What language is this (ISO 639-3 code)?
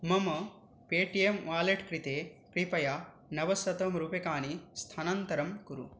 san